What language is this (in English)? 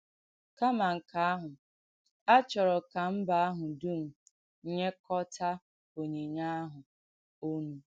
Igbo